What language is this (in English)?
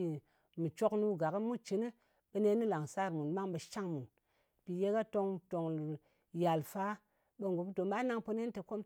Ngas